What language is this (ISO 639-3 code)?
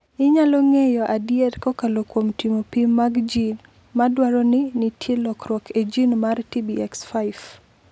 luo